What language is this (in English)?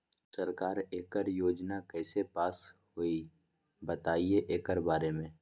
Magahi